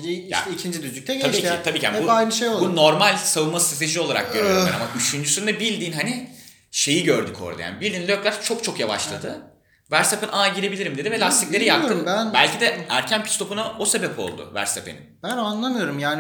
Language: Turkish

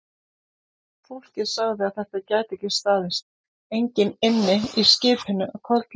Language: Icelandic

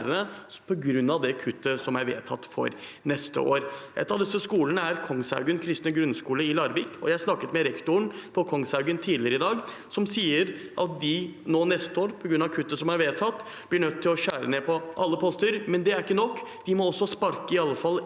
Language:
Norwegian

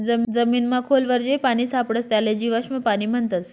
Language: Marathi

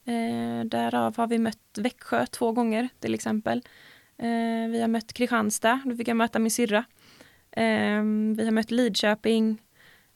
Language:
Swedish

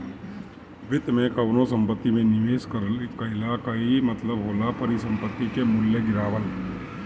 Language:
Bhojpuri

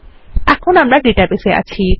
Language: Bangla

